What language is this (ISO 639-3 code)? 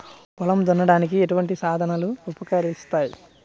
tel